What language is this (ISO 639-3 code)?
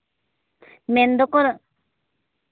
sat